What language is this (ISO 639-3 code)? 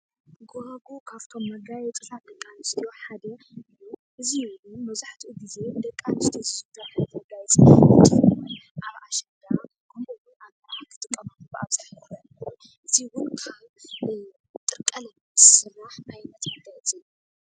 tir